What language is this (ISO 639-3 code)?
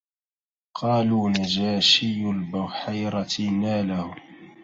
ara